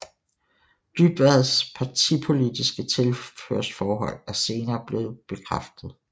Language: Danish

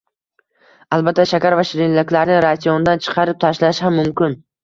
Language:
Uzbek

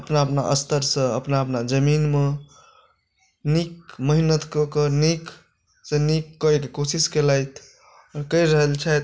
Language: Maithili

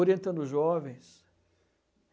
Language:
Portuguese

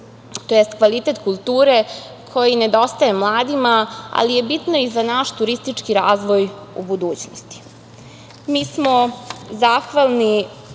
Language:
Serbian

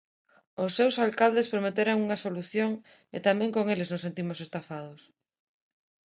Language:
Galician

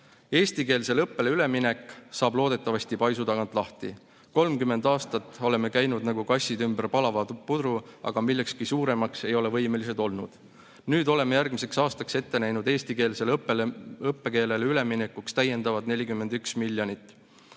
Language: Estonian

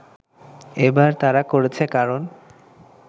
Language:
Bangla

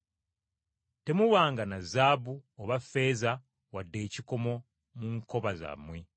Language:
Ganda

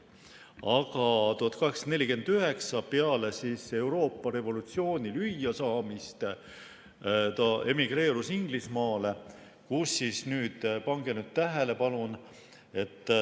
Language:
Estonian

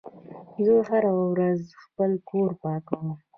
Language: Pashto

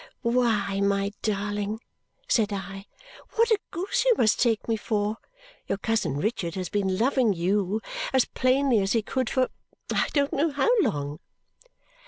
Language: English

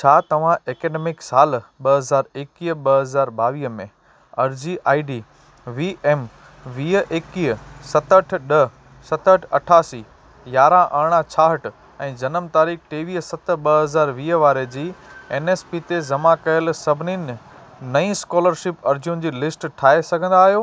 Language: Sindhi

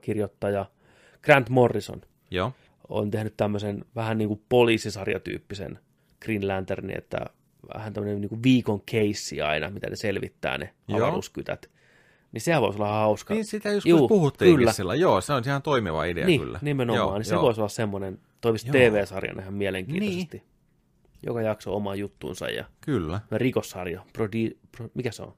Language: Finnish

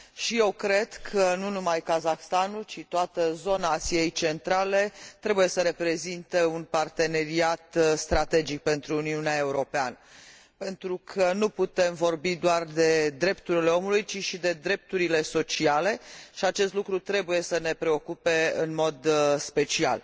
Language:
Romanian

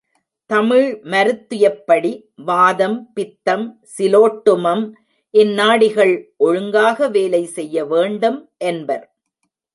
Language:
Tamil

